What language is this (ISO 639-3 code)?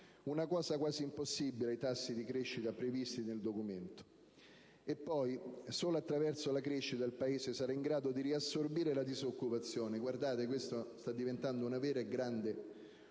ita